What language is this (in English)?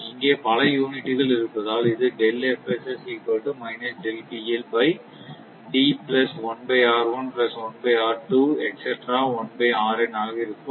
Tamil